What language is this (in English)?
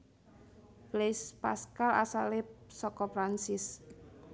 Javanese